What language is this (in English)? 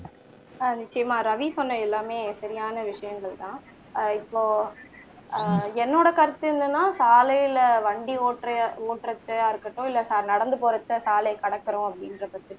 Tamil